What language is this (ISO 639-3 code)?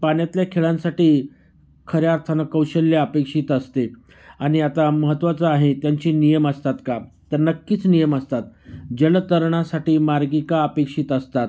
mar